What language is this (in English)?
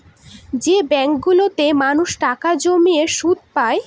Bangla